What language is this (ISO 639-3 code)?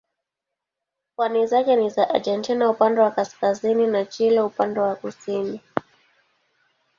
swa